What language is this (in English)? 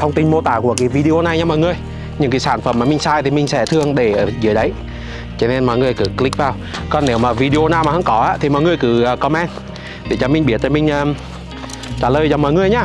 Vietnamese